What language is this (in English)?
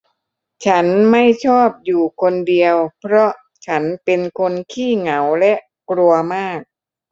Thai